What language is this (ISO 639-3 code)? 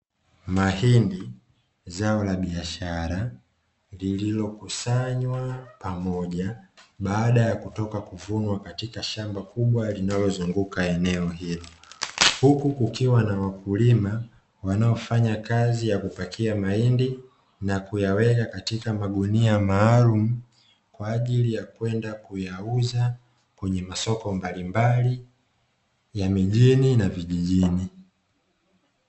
swa